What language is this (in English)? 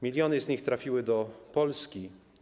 Polish